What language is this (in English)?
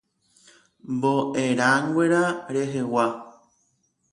Guarani